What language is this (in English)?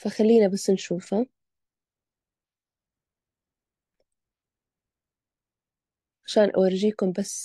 Arabic